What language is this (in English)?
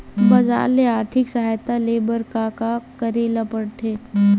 Chhattisgarhi